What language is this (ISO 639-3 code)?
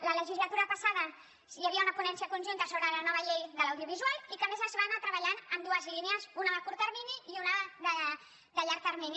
cat